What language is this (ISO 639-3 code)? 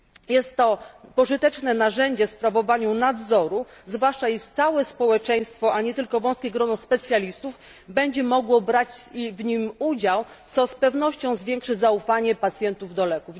pol